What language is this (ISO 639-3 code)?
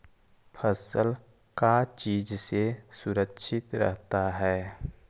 mag